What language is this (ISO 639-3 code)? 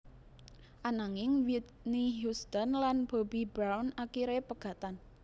jav